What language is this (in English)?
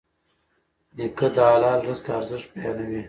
Pashto